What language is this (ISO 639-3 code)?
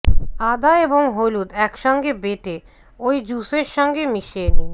ben